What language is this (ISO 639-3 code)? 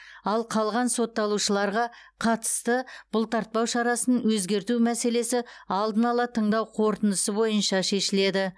kaz